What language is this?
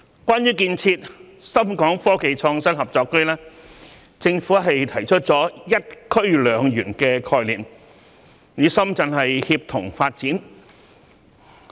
Cantonese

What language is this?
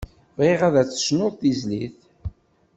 Kabyle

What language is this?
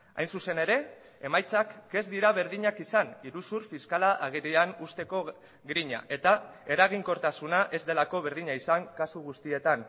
Basque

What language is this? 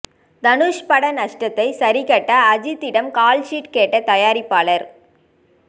Tamil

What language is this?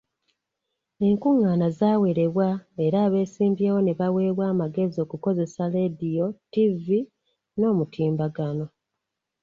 Ganda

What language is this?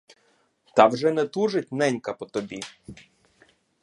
Ukrainian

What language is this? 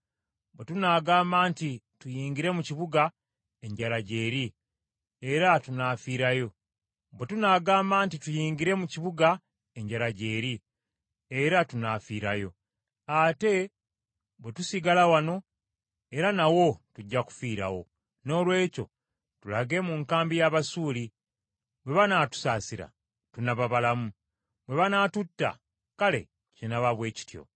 Ganda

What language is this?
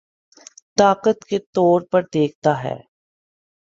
Urdu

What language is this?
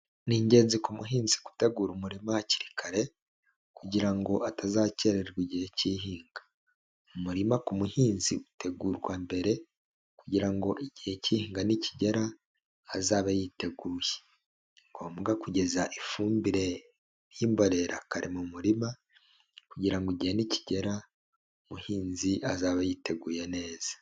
Kinyarwanda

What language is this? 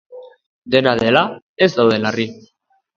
Basque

